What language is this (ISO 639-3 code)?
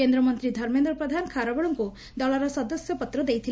ori